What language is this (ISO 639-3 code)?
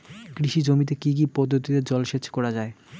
ben